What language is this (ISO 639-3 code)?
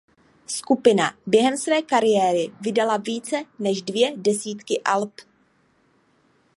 ces